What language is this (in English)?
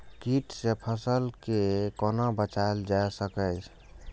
Maithili